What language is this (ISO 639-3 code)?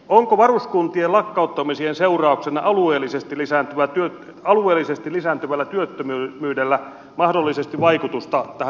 fin